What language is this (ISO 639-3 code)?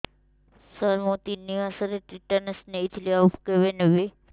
ori